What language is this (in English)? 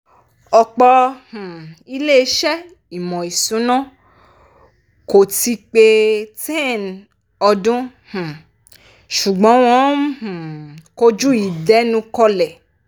Yoruba